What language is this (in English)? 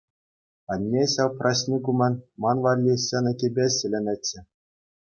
Chuvash